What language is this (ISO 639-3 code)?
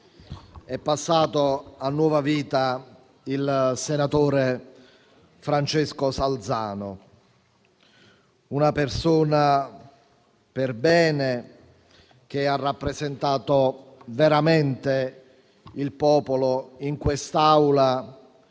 ita